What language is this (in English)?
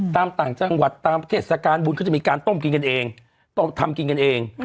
Thai